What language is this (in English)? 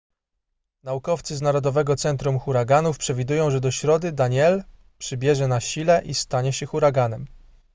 Polish